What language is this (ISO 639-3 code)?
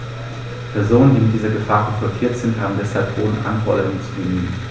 deu